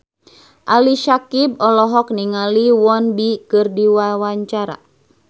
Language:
Sundanese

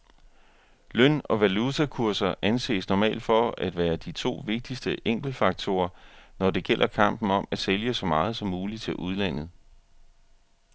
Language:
Danish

